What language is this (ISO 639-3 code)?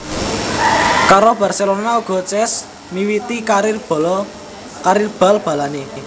jav